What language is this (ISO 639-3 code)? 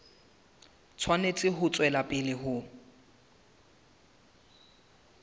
sot